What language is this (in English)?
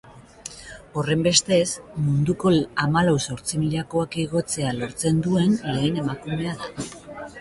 Basque